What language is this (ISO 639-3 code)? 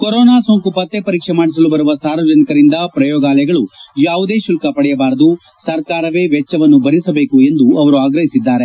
kan